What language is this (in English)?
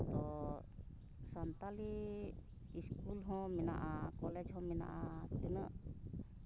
Santali